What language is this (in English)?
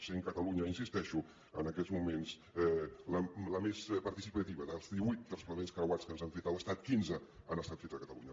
Catalan